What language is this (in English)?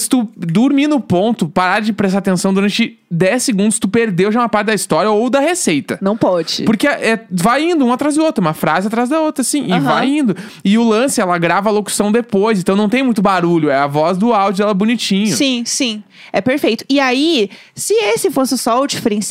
Portuguese